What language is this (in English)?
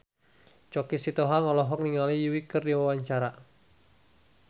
Sundanese